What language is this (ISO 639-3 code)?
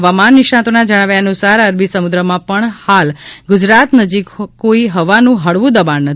guj